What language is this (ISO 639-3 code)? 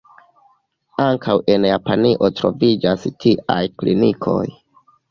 epo